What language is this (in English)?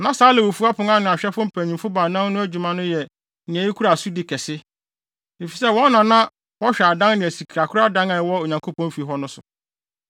Akan